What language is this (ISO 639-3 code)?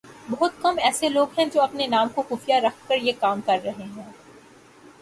urd